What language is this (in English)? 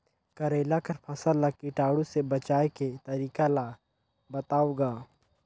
Chhattisgarhi